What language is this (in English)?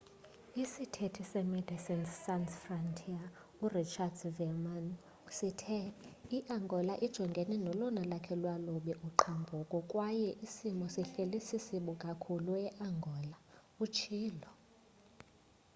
Xhosa